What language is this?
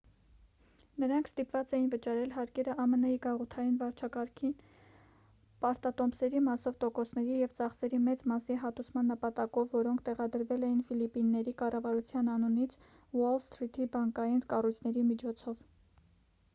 Armenian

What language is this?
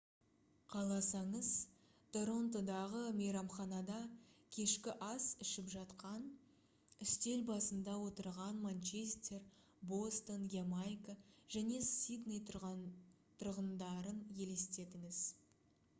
Kazakh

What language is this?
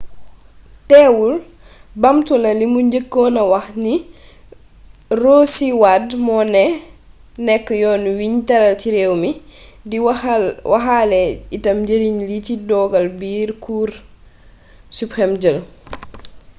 Wolof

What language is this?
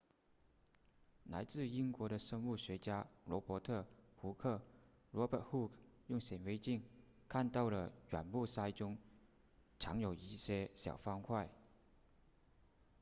Chinese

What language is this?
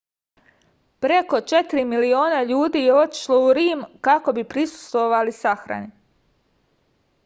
Serbian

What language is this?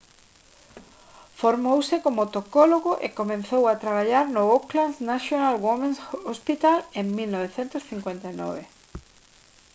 Galician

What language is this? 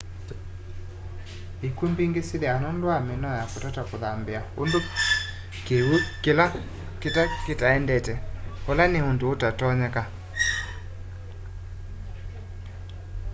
Kamba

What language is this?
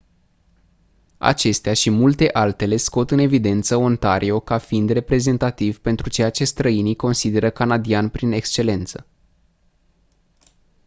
Romanian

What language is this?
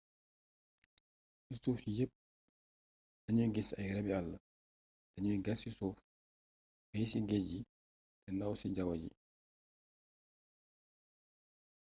Wolof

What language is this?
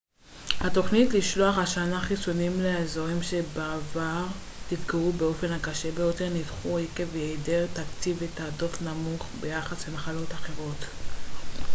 Hebrew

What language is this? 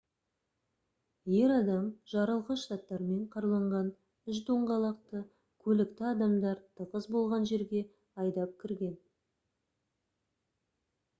Kazakh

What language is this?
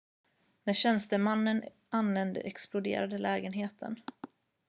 Swedish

